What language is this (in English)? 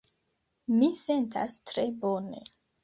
Esperanto